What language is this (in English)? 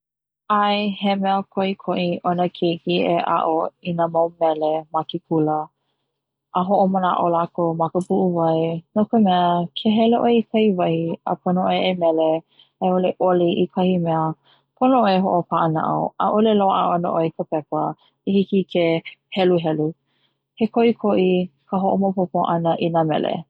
Hawaiian